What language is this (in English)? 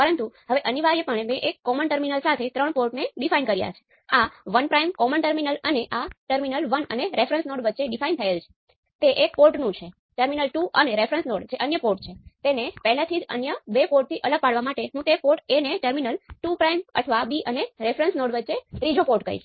Gujarati